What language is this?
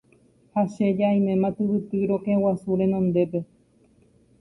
Guarani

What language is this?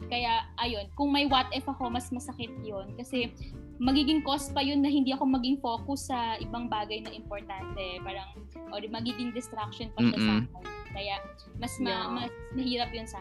Filipino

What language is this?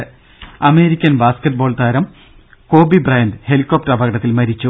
Malayalam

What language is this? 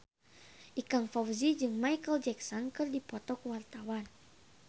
Sundanese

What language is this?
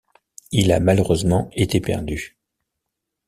French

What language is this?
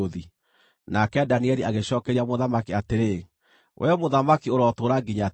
Kikuyu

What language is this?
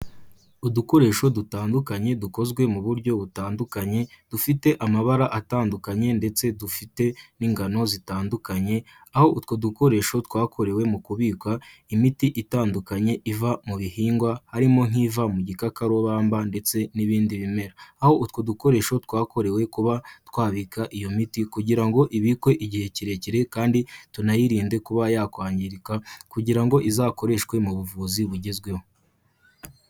Kinyarwanda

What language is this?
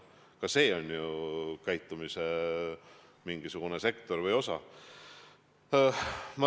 Estonian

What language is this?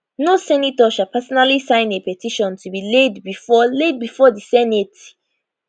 Nigerian Pidgin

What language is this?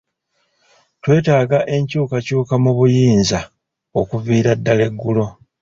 Ganda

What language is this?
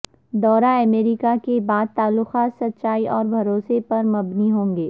Urdu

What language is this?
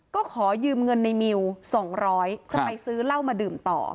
Thai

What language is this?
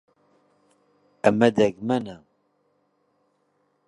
Central Kurdish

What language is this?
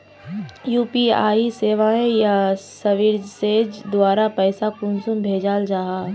Magahi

